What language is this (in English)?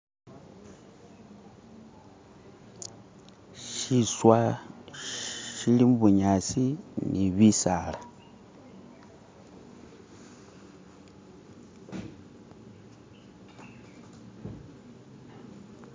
Masaaba